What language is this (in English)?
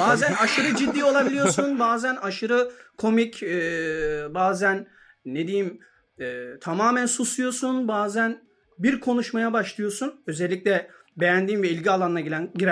Turkish